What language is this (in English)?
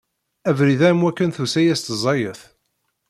Kabyle